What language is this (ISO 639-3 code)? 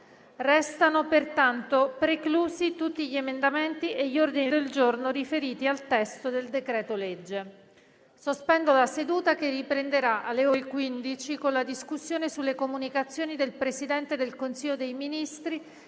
ita